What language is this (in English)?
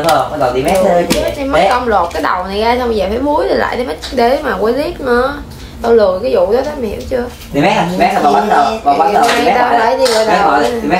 Vietnamese